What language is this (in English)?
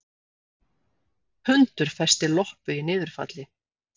Icelandic